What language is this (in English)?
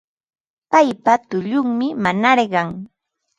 Ambo-Pasco Quechua